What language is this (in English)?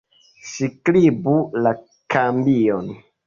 Esperanto